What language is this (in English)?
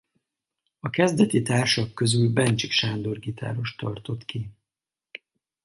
Hungarian